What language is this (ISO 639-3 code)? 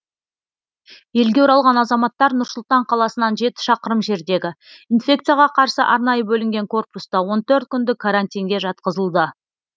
kaz